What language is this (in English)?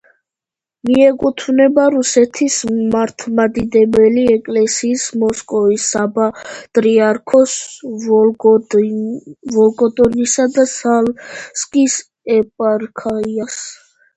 Georgian